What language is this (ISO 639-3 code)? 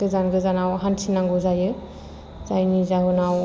brx